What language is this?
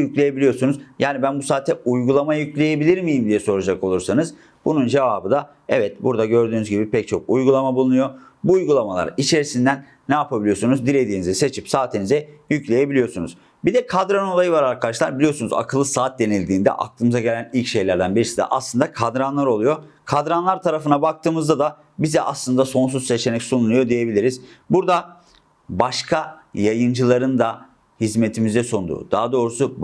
Turkish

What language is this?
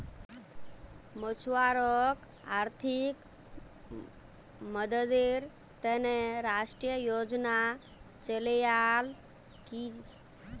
Magahi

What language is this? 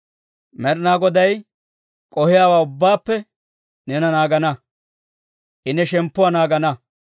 Dawro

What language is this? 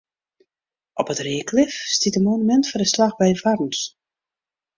Western Frisian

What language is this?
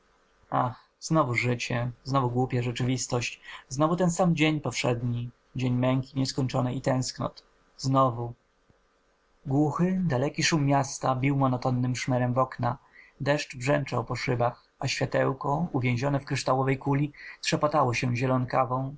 Polish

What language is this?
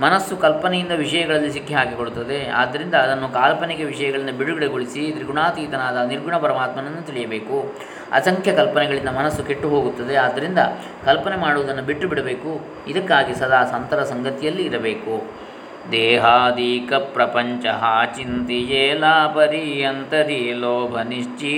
Kannada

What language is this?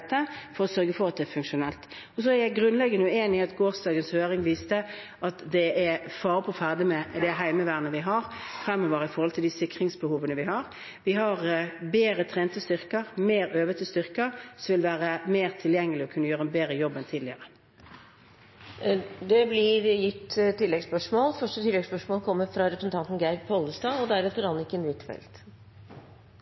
Norwegian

